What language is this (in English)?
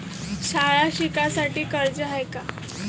Marathi